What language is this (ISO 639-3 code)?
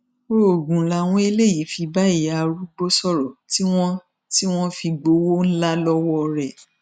yor